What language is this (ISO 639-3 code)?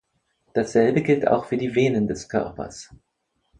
deu